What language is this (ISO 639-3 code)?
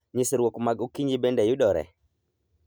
luo